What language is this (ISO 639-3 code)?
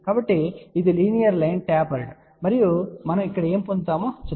tel